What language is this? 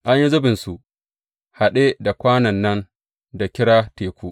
Hausa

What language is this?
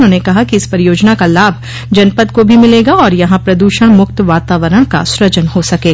Hindi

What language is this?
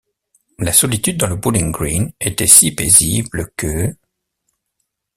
French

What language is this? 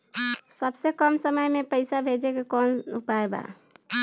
Bhojpuri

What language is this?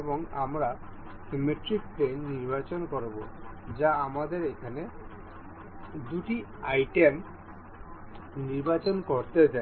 Bangla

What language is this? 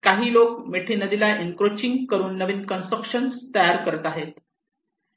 Marathi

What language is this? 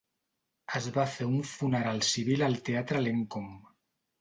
Catalan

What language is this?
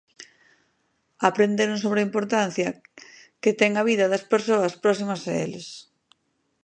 Galician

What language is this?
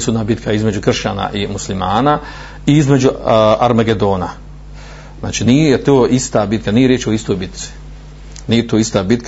Croatian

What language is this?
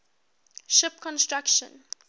English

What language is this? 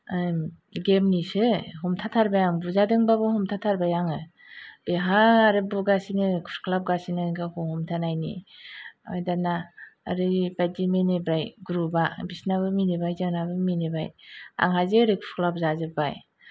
Bodo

